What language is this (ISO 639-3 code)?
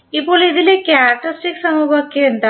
mal